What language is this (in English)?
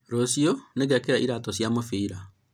Kikuyu